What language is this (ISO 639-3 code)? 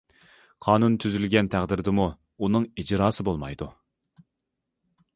uig